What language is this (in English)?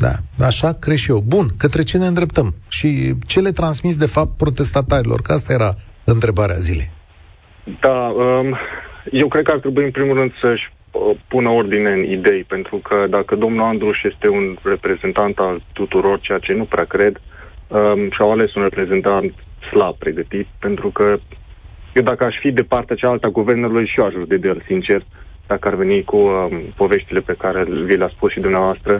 Romanian